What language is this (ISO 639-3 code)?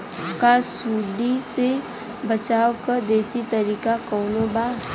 bho